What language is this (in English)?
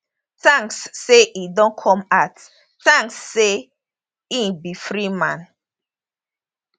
Nigerian Pidgin